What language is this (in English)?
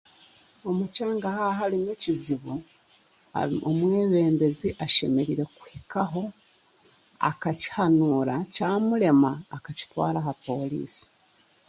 Chiga